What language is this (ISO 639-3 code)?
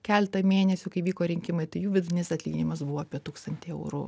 lit